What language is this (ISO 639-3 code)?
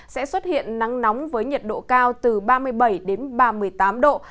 vie